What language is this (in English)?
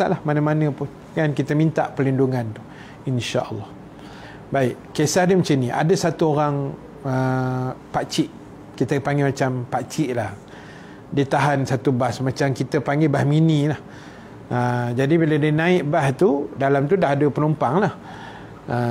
Malay